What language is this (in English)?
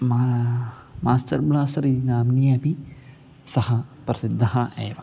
Sanskrit